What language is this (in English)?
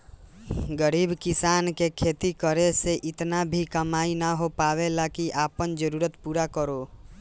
Bhojpuri